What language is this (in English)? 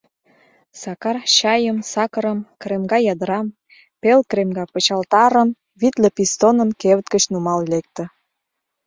Mari